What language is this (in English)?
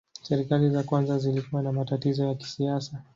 Swahili